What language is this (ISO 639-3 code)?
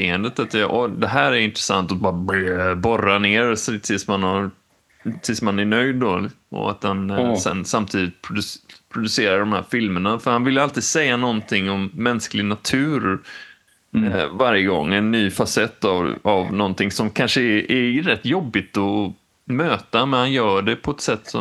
swe